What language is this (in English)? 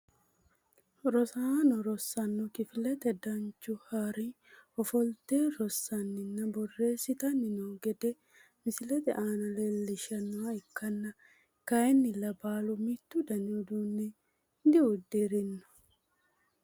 Sidamo